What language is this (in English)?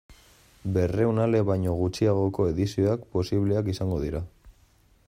Basque